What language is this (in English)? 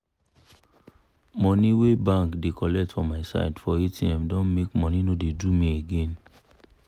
Nigerian Pidgin